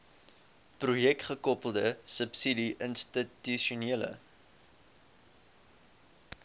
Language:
Afrikaans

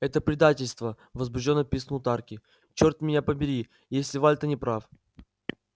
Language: Russian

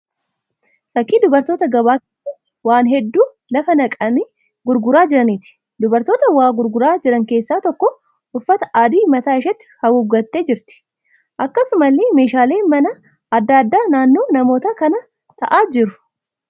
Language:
Oromo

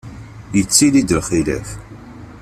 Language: Kabyle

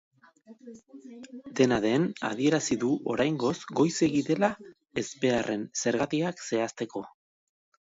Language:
Basque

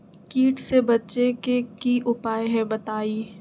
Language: Magahi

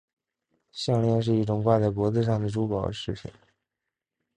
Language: Chinese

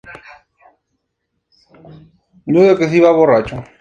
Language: Spanish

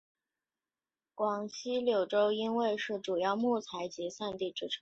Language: Chinese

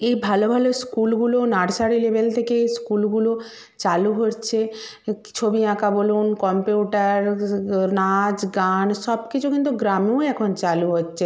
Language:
Bangla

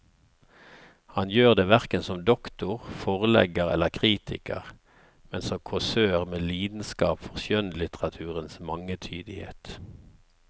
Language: Norwegian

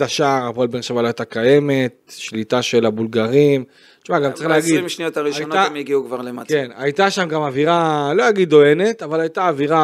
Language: Hebrew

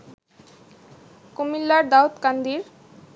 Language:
Bangla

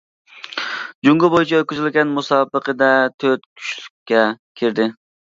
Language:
Uyghur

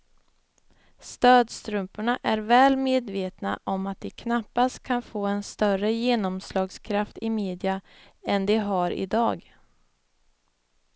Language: Swedish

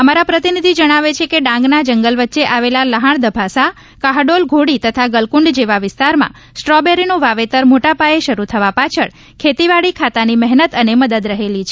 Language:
Gujarati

